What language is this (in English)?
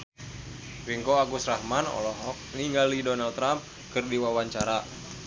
Sundanese